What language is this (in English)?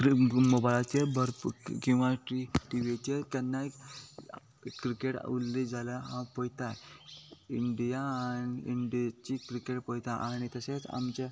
Konkani